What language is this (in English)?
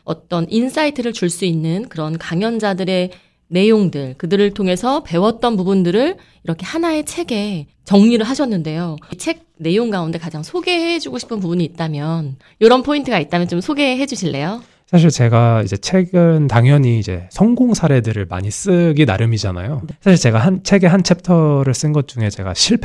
Korean